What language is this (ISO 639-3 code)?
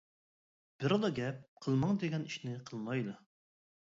uig